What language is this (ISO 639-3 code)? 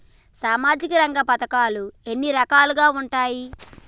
tel